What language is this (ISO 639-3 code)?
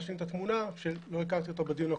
heb